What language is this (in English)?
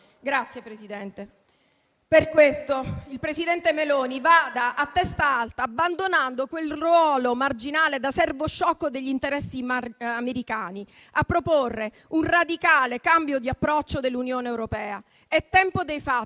Italian